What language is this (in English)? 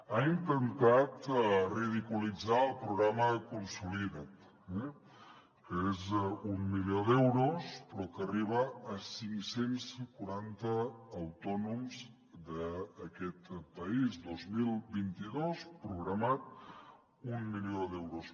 Catalan